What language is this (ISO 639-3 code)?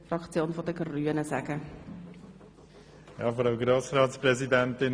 gsw